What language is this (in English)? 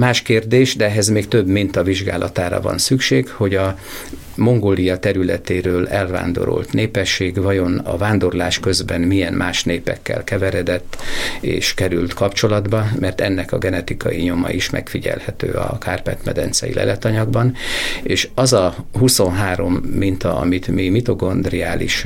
Hungarian